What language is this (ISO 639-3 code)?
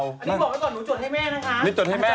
tha